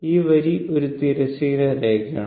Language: Malayalam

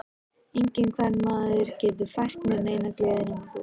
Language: Icelandic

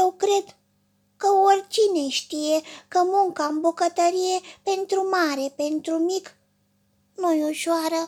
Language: Romanian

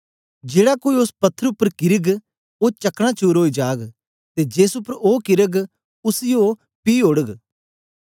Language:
Dogri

